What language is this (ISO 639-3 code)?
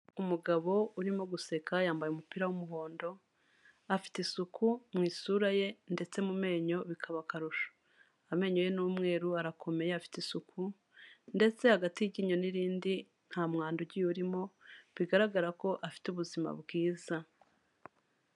kin